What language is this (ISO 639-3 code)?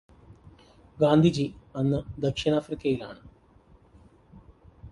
mal